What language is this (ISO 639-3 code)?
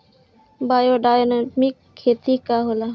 bho